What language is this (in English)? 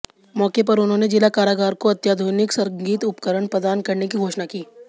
Hindi